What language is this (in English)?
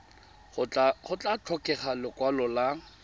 Tswana